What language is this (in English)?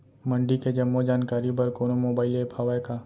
Chhattisgarhi